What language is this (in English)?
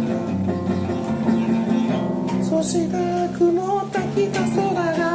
Japanese